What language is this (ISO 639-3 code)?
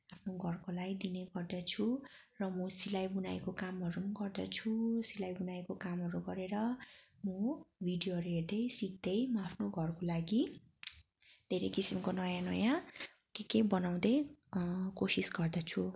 nep